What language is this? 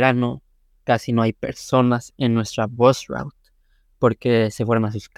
Spanish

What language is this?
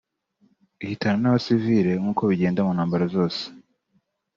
Kinyarwanda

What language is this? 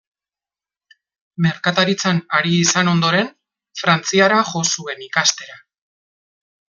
Basque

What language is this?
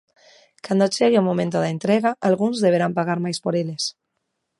Galician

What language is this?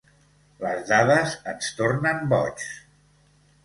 Catalan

